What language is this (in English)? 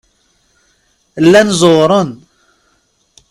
Kabyle